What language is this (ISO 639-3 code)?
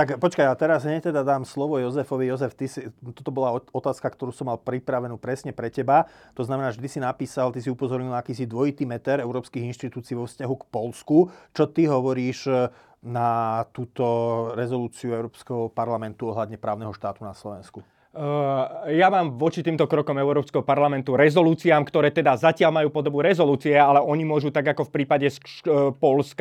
slk